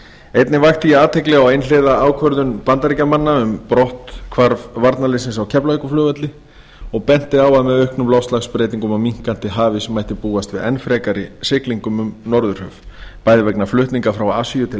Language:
Icelandic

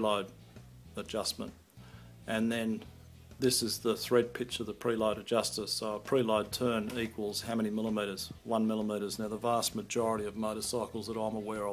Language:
English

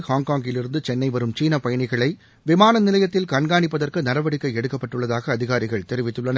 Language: Tamil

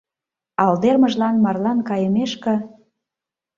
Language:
Mari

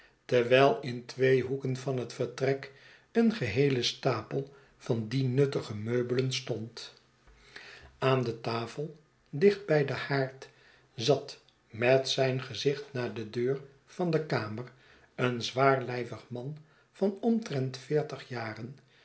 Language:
Dutch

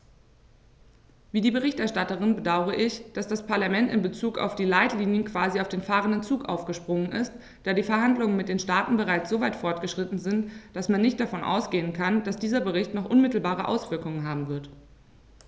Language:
German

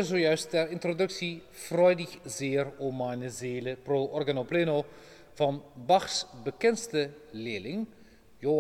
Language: Dutch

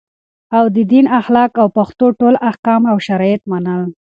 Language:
Pashto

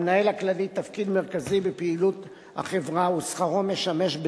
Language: Hebrew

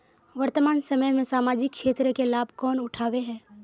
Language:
Magahi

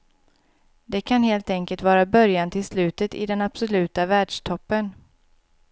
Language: Swedish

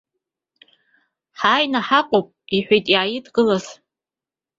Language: Abkhazian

